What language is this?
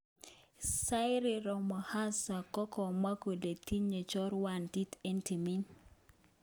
Kalenjin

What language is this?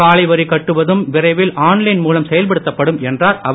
Tamil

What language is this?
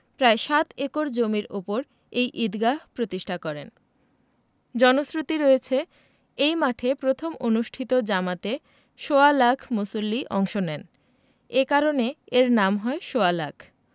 Bangla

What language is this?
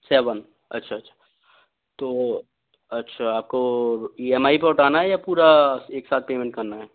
Hindi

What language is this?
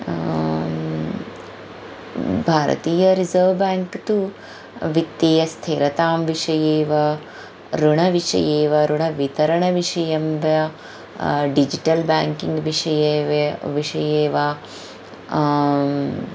Sanskrit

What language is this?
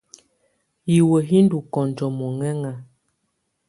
Tunen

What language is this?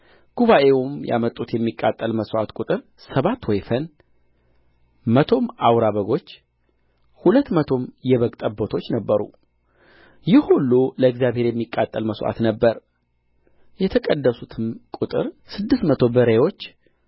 Amharic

